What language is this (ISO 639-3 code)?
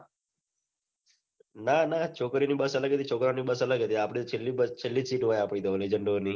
guj